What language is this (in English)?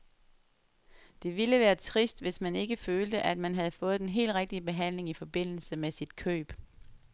Danish